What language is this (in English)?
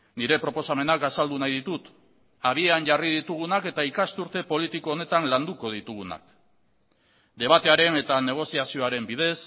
Basque